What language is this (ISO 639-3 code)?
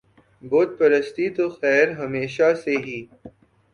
urd